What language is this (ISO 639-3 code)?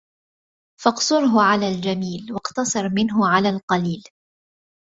ara